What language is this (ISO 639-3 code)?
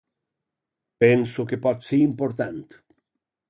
cat